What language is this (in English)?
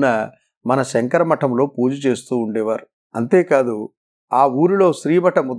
Telugu